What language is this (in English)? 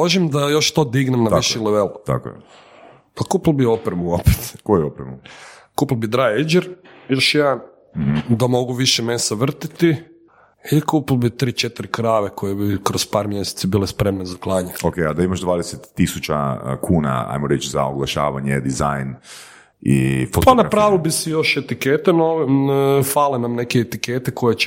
Croatian